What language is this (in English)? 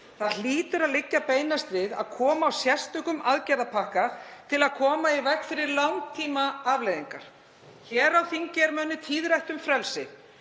Icelandic